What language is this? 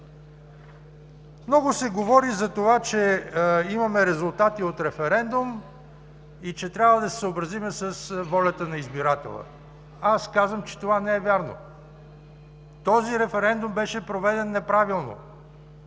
Bulgarian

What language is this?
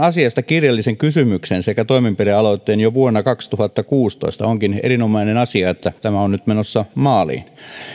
Finnish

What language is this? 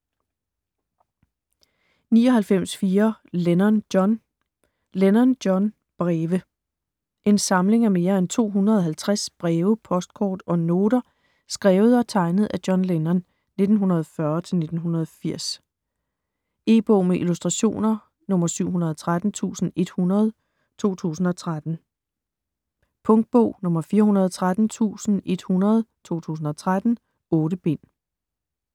Danish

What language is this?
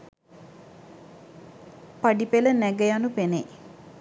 Sinhala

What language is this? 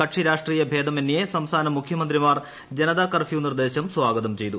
Malayalam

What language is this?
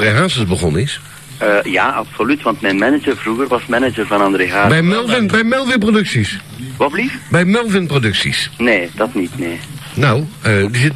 Dutch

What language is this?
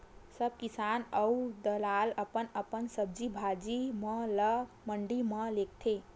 Chhattisgarhi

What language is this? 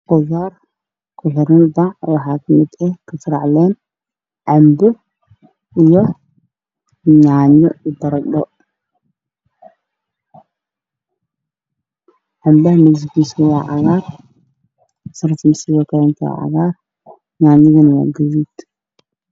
Somali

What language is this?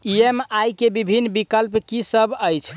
Maithili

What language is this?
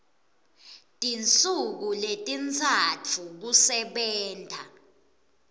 Swati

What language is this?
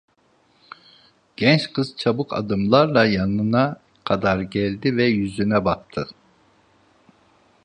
Turkish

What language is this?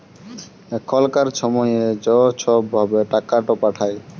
Bangla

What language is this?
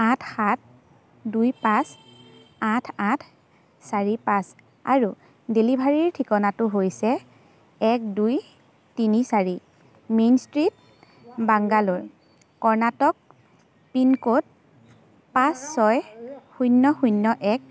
Assamese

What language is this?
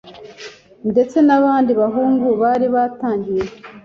Kinyarwanda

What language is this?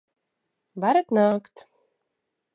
Latvian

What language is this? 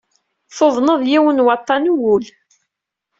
Kabyle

